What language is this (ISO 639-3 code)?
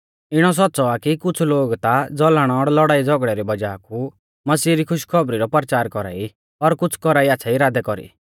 bfz